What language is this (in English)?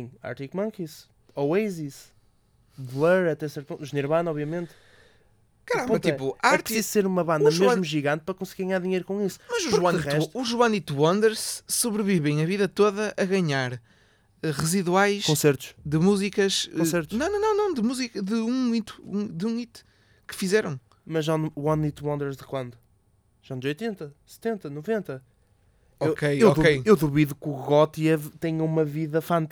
Portuguese